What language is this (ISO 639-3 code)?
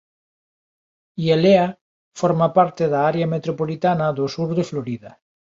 glg